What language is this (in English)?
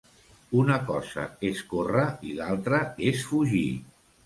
Catalan